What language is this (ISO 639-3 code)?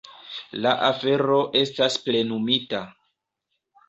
epo